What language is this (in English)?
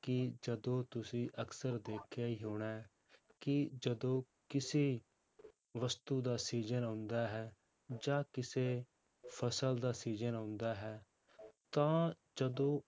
Punjabi